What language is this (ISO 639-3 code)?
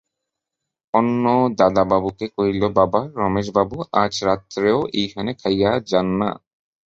ben